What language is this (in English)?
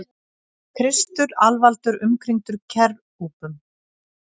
Icelandic